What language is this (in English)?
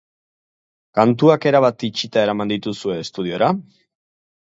Basque